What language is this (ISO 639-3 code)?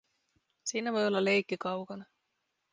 fin